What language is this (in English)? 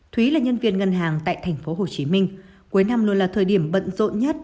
Vietnamese